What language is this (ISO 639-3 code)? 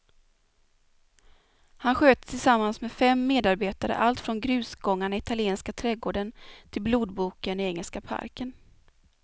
swe